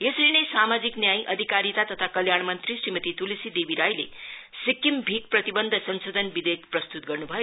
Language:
Nepali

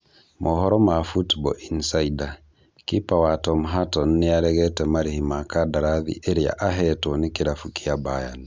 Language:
Kikuyu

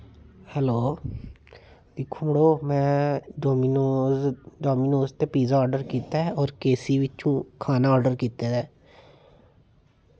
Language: Dogri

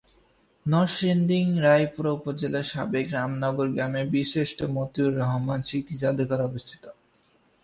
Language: Bangla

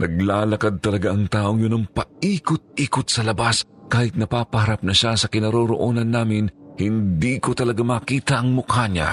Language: Filipino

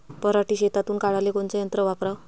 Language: Marathi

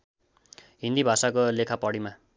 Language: Nepali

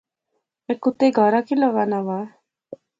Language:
Pahari-Potwari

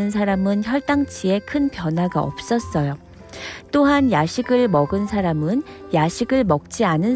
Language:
Korean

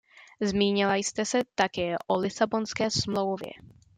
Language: Czech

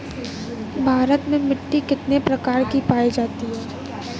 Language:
Bhojpuri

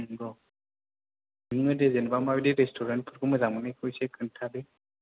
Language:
Bodo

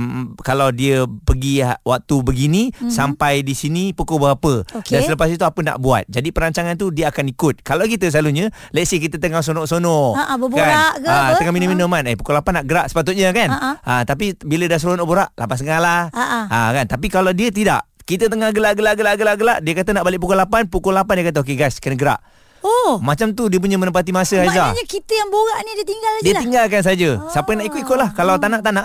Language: Malay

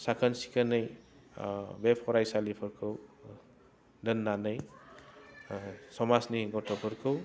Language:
Bodo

